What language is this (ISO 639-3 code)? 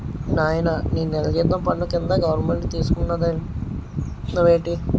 tel